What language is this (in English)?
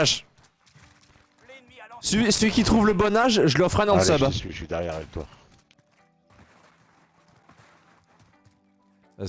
French